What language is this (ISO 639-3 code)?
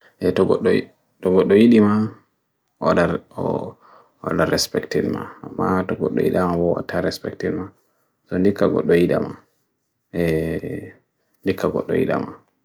fui